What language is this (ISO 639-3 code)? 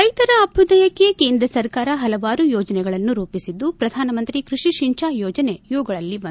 kan